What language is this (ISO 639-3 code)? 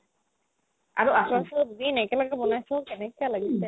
asm